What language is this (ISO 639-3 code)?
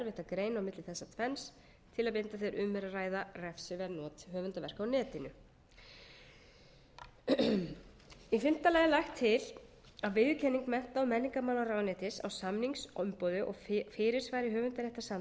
isl